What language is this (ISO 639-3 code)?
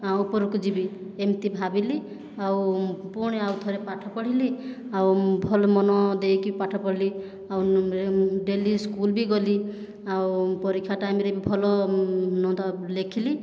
ori